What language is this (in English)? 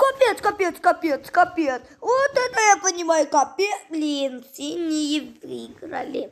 Russian